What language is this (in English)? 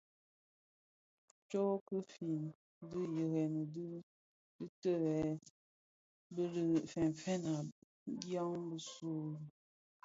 Bafia